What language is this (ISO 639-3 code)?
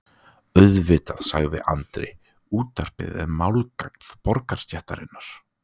isl